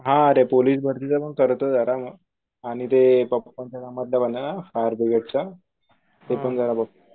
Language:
Marathi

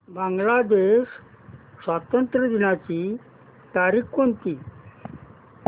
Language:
Marathi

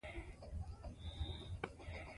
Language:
Pashto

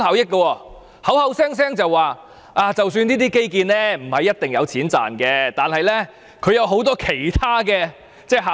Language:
Cantonese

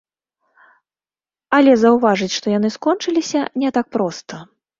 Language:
Belarusian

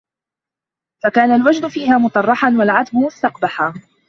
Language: Arabic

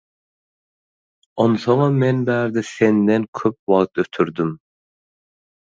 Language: Turkmen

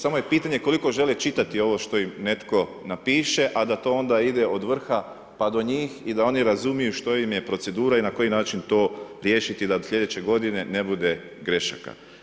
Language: Croatian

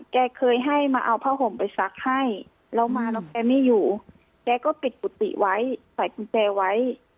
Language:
Thai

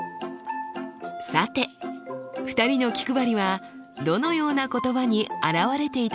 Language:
Japanese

